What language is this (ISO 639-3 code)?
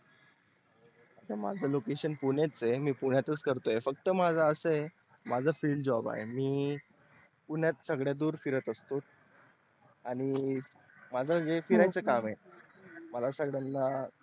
mar